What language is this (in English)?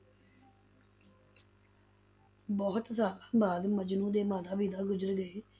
Punjabi